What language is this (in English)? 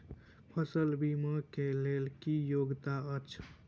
Maithili